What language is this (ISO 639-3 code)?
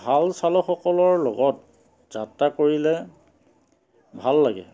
asm